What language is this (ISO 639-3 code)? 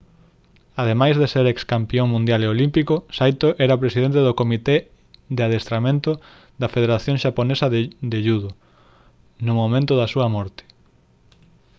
glg